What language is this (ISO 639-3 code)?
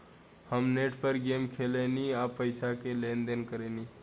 bho